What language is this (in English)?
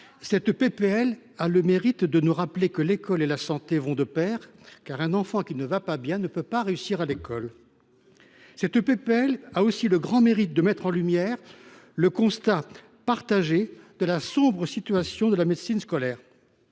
French